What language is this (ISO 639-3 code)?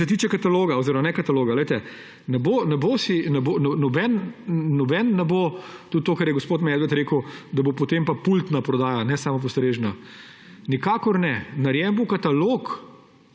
slv